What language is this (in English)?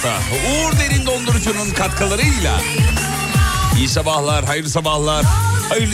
Turkish